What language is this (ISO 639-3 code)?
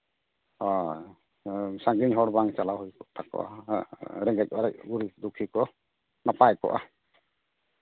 sat